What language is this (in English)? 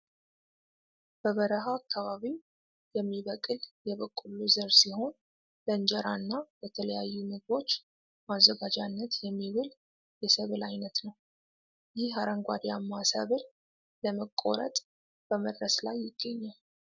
Amharic